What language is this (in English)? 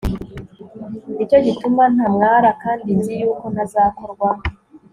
Kinyarwanda